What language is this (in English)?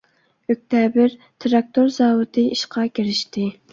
Uyghur